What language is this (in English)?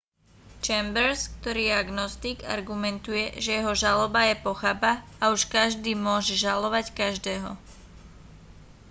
Slovak